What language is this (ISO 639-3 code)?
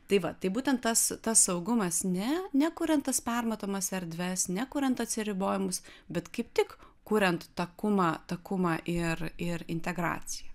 lit